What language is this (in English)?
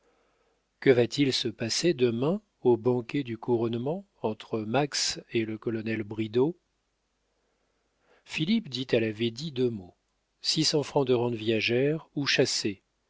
French